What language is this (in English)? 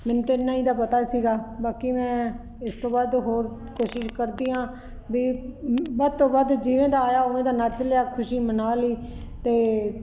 Punjabi